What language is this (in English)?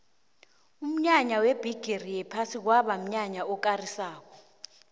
South Ndebele